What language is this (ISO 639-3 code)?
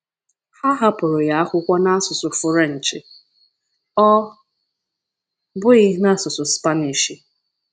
ibo